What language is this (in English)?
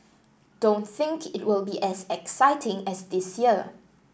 English